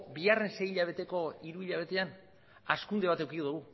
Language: Basque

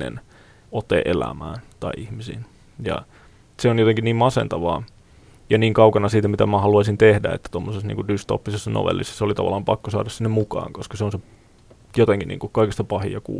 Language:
Finnish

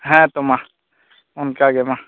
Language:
Santali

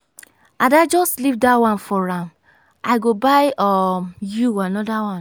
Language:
Nigerian Pidgin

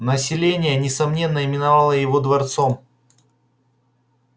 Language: Russian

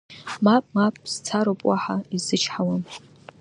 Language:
Abkhazian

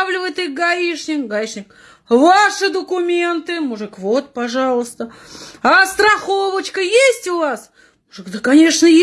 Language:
Russian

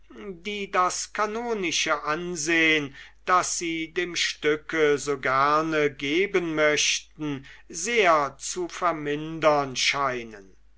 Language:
German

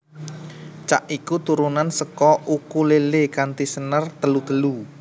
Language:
Javanese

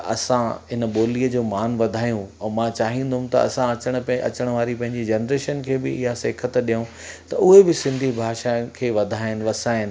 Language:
Sindhi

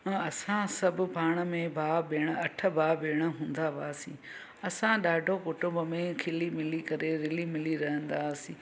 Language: Sindhi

